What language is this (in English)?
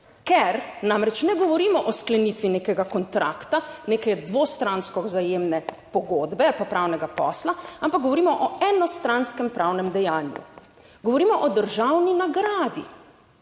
Slovenian